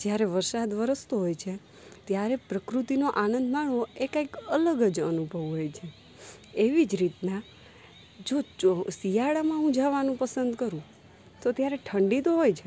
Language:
Gujarati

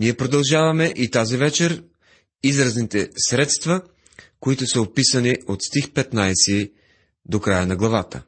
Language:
Bulgarian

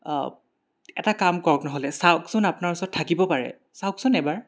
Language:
Assamese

